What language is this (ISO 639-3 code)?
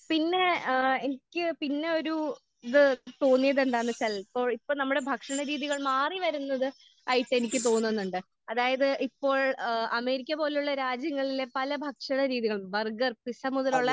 mal